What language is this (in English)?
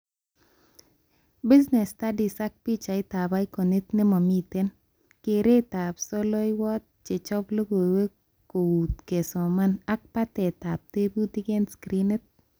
Kalenjin